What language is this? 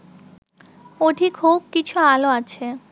Bangla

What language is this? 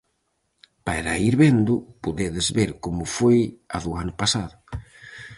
Galician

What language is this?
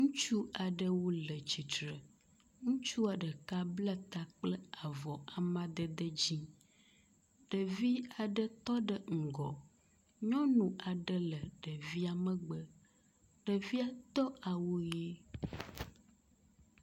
Ewe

